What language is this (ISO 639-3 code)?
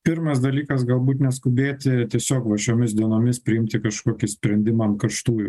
lit